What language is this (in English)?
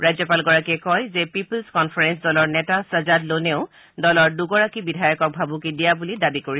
Assamese